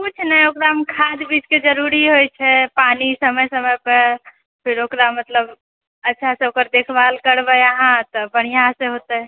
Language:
Maithili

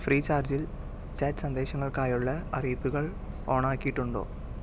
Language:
Malayalam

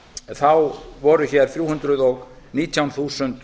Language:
Icelandic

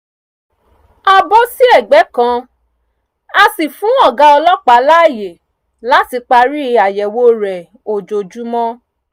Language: Yoruba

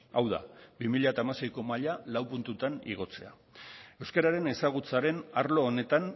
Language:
Basque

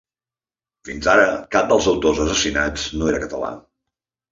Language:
Catalan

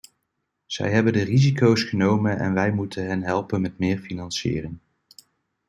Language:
Dutch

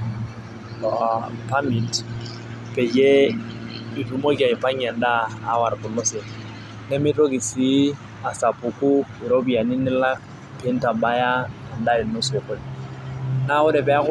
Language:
Masai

